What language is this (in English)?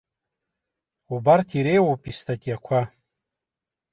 Abkhazian